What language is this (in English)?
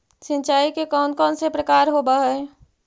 Magahi